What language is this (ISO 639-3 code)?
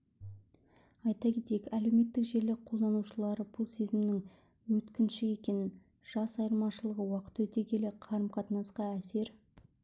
kaz